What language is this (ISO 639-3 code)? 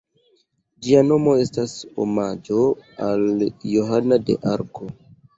epo